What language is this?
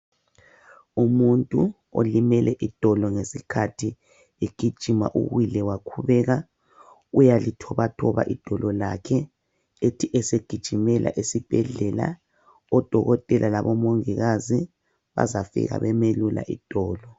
North Ndebele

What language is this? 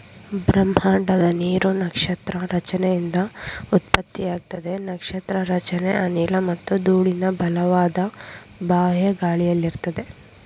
Kannada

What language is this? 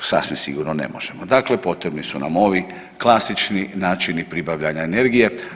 Croatian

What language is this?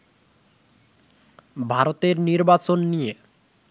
Bangla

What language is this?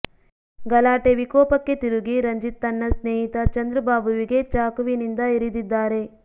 Kannada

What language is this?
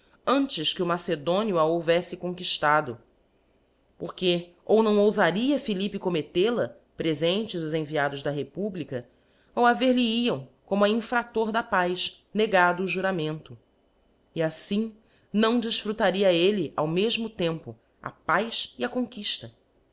Portuguese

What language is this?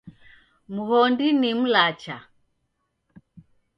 Taita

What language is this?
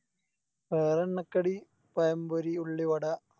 Malayalam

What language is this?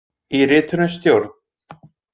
Icelandic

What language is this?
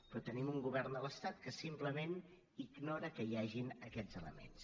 Catalan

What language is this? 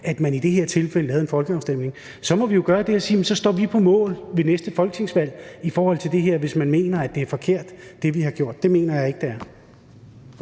Danish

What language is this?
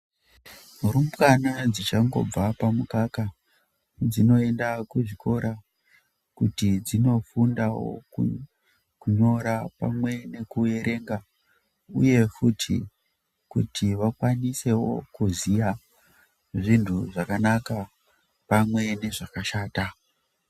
Ndau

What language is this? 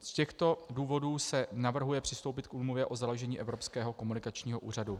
Czech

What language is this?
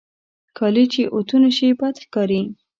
Pashto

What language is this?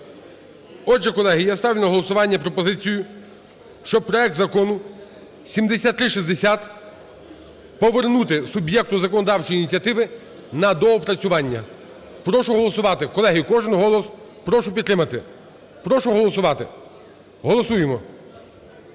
Ukrainian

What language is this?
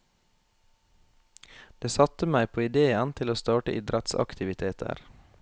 Norwegian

